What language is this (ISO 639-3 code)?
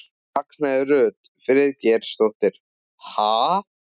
isl